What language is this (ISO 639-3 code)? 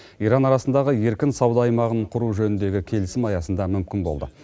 kaz